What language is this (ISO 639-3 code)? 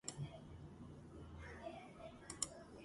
kat